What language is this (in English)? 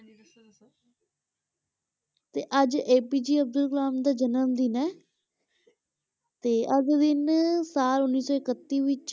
Punjabi